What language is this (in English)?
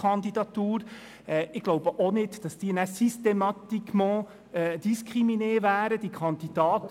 Swiss German